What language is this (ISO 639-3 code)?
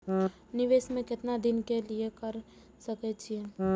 mai